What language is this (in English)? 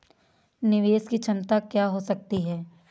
Hindi